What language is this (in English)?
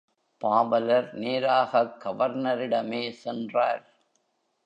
Tamil